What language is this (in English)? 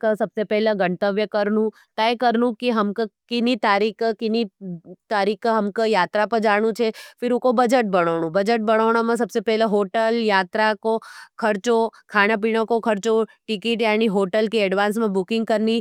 Nimadi